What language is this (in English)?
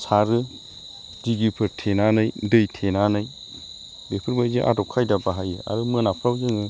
Bodo